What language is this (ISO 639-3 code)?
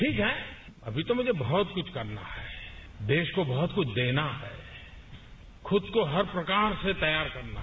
hin